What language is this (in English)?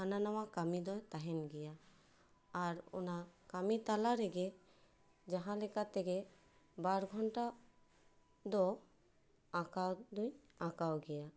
Santali